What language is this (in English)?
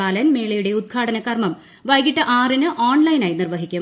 Malayalam